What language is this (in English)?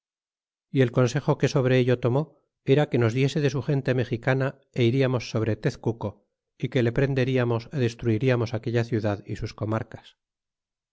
Spanish